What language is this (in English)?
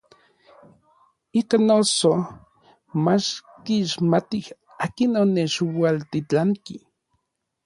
Orizaba Nahuatl